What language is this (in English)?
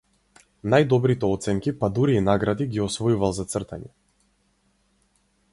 Macedonian